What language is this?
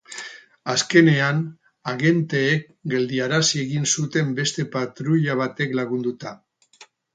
Basque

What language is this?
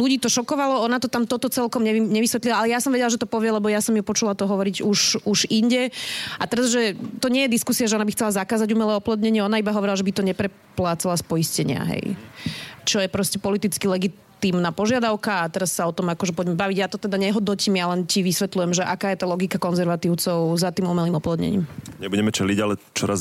Slovak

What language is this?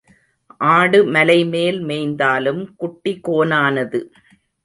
Tamil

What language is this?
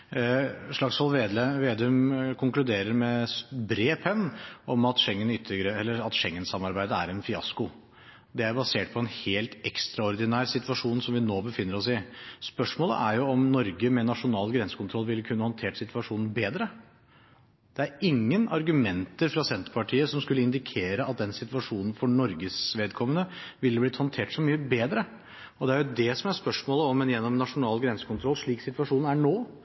Norwegian Bokmål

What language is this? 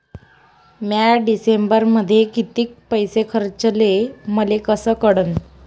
Marathi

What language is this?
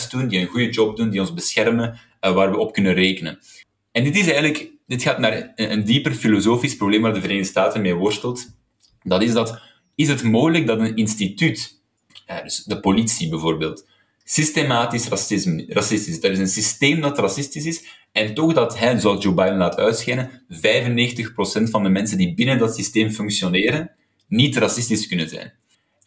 Dutch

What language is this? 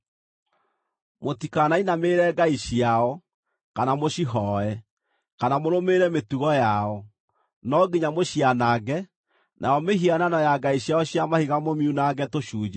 Kikuyu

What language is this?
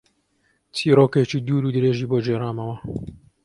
Central Kurdish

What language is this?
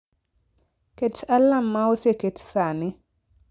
Luo (Kenya and Tanzania)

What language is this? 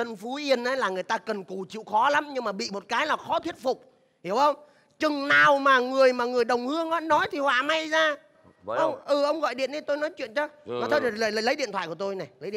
Vietnamese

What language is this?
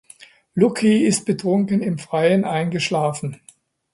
German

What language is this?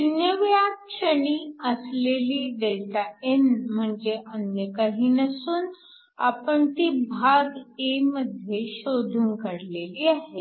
Marathi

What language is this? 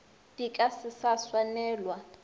Northern Sotho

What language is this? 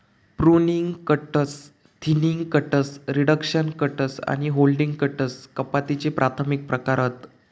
Marathi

